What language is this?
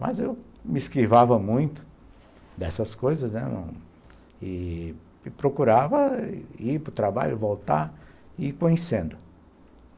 Portuguese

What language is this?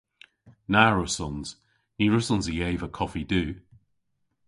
Cornish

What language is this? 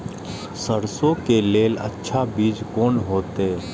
Maithili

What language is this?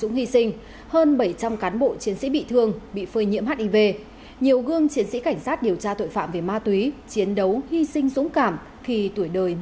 Vietnamese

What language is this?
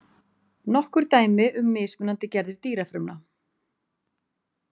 Icelandic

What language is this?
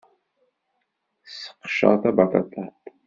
Kabyle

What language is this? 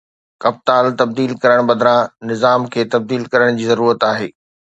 Sindhi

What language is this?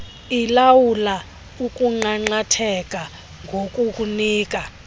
Xhosa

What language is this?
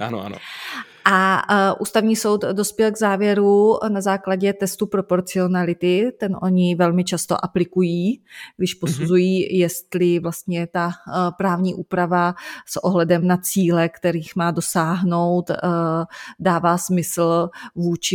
Czech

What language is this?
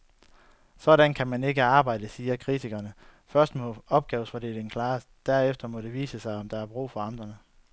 Danish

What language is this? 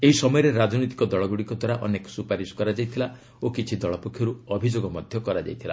Odia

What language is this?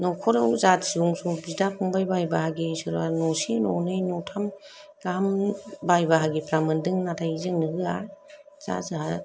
Bodo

